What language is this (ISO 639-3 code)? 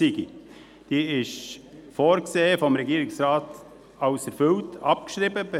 gsw